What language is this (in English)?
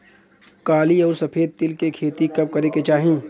Bhojpuri